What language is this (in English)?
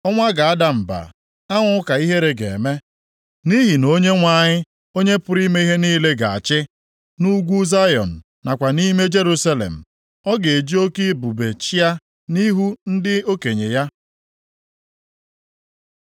Igbo